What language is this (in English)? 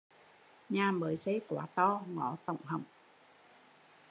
Vietnamese